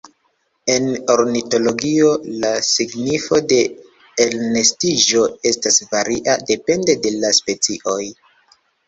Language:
Esperanto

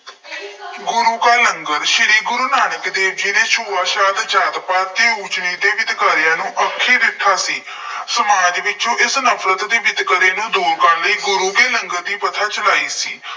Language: Punjabi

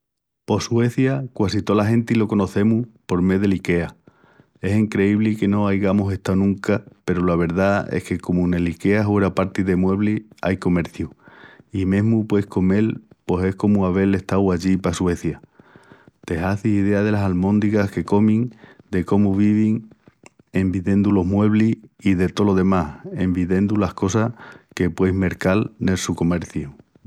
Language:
Extremaduran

